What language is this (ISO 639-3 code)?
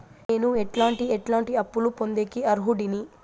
tel